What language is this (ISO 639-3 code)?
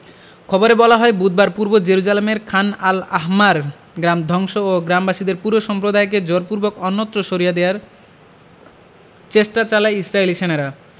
ben